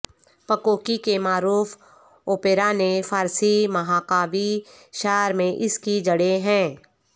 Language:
Urdu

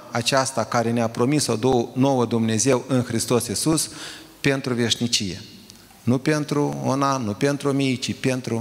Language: Romanian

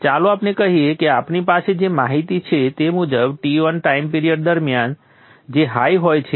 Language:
Gujarati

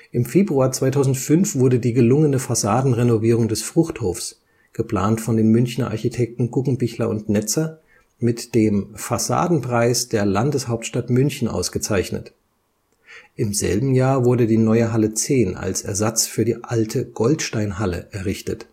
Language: German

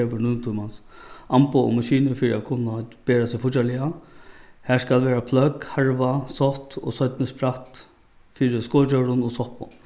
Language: Faroese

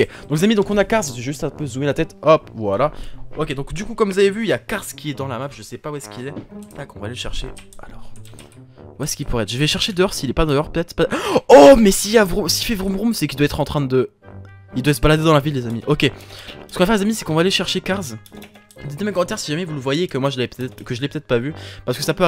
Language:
French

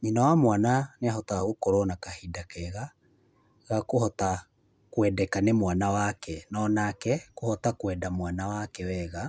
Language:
Kikuyu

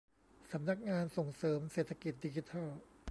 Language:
Thai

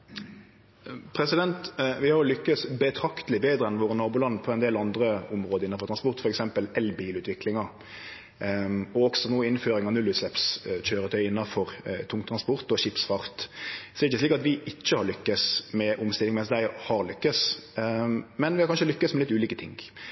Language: Norwegian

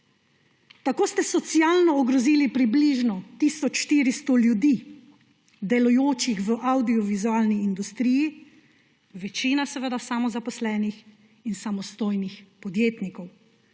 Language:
Slovenian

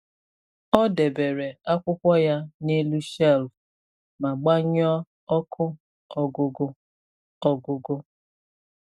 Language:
Igbo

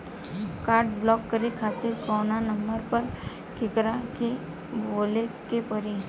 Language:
Bhojpuri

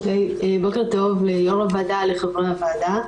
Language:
Hebrew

